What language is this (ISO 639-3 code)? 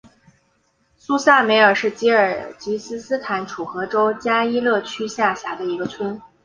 zho